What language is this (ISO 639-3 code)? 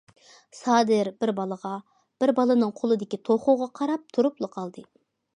uig